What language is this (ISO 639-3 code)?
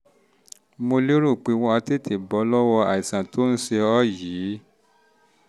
yor